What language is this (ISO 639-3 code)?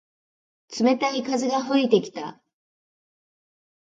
jpn